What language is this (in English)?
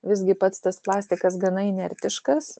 Lithuanian